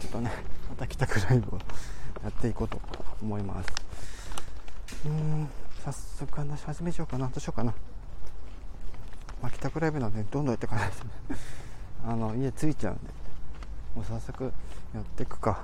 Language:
Japanese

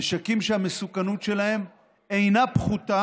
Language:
Hebrew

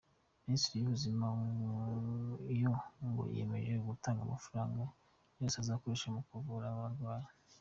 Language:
Kinyarwanda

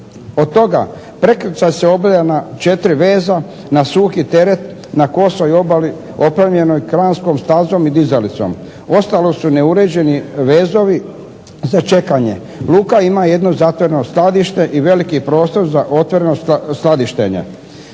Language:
Croatian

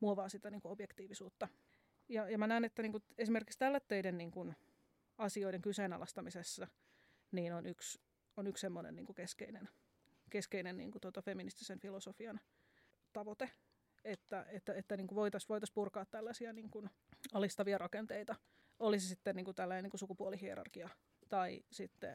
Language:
Finnish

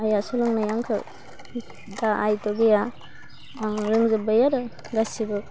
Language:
Bodo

